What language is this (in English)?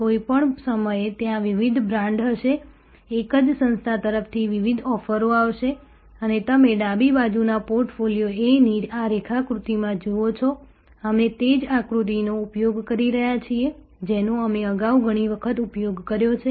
Gujarati